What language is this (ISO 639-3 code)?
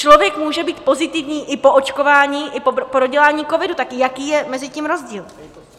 ces